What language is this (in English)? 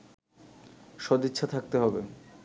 Bangla